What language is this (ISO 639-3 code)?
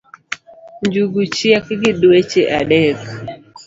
luo